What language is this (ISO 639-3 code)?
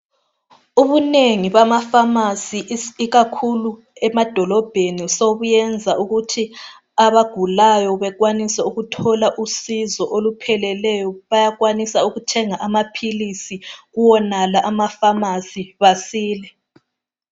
nde